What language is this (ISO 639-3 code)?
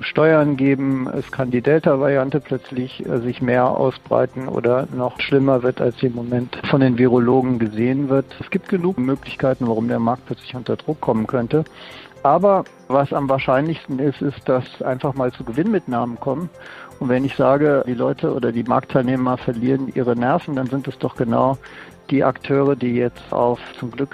deu